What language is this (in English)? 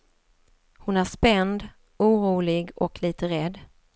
Swedish